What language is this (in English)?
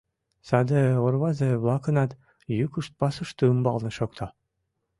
Mari